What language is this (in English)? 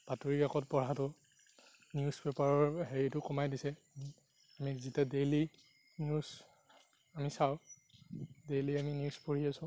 Assamese